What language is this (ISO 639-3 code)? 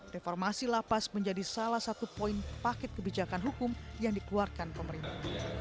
ind